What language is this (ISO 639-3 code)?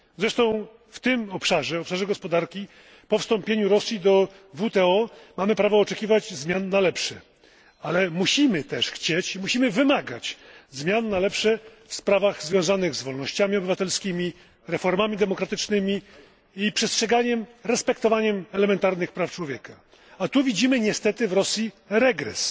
pol